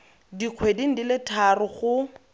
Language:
Tswana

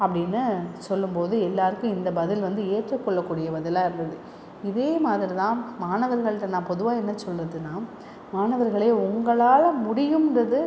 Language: Tamil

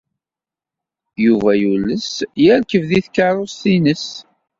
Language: Kabyle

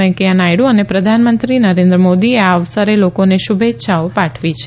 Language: Gujarati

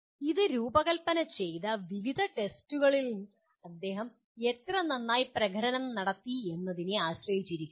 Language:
Malayalam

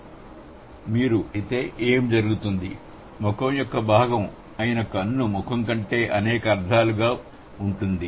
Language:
Telugu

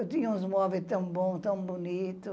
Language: Portuguese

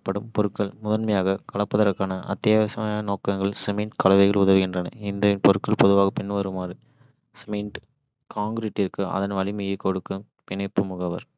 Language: Kota (India)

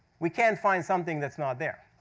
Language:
English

